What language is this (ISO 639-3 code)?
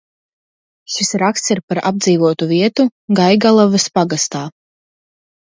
lav